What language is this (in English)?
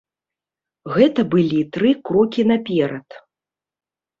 Belarusian